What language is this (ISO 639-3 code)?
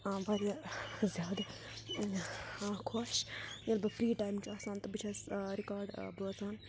kas